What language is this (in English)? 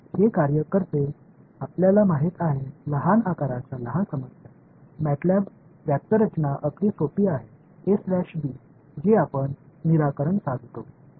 Marathi